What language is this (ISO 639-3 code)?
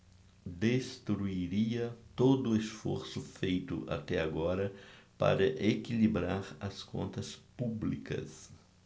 por